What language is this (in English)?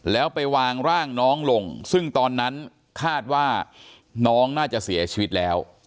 Thai